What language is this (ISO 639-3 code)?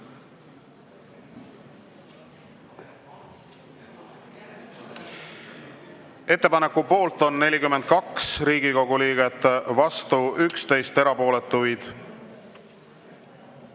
est